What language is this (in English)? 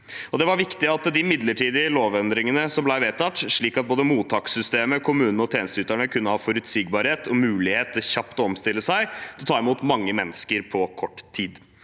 Norwegian